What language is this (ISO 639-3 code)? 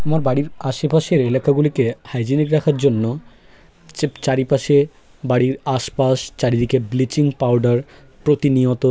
ben